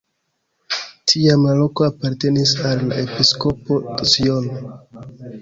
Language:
Esperanto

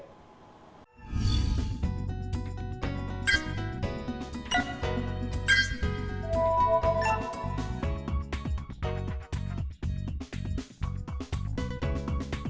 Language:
Vietnamese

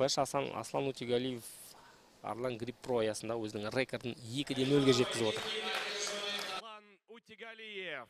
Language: Russian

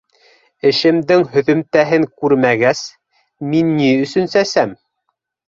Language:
Bashkir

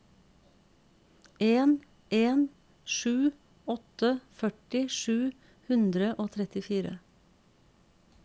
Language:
Norwegian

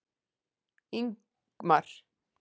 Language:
Icelandic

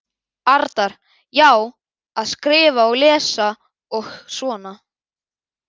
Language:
Icelandic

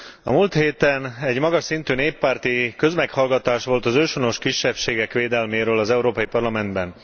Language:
Hungarian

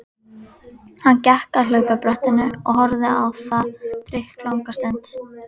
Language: Icelandic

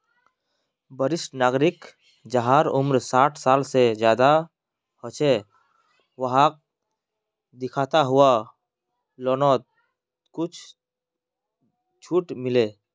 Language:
Magahi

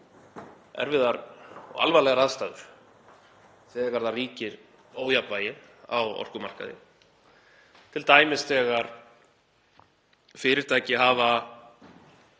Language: Icelandic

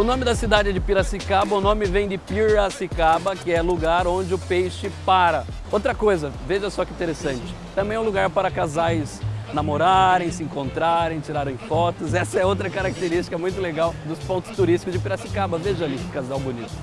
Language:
Portuguese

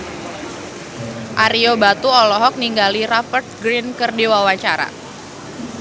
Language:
Sundanese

